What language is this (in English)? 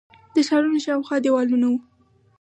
Pashto